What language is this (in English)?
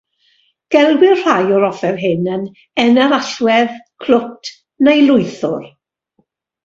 Welsh